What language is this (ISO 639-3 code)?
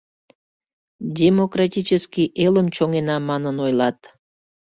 chm